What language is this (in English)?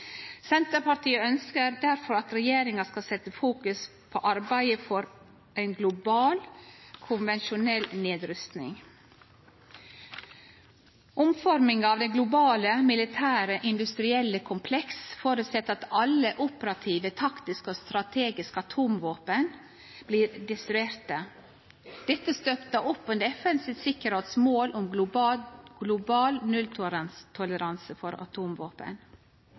Norwegian Nynorsk